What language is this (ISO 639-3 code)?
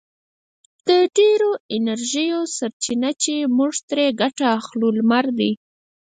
pus